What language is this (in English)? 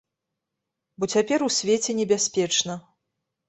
Belarusian